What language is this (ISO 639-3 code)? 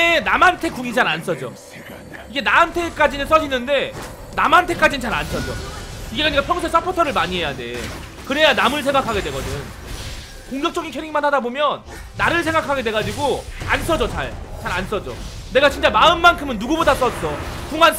kor